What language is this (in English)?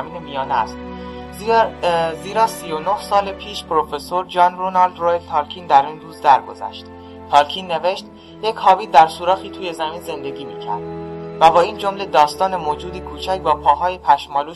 Persian